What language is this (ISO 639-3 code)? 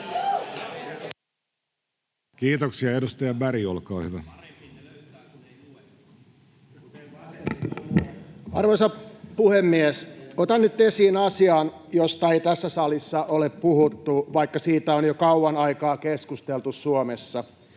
fin